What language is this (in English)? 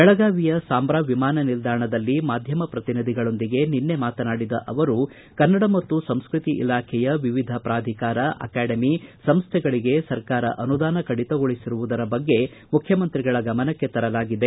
Kannada